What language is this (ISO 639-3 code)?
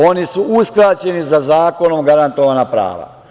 srp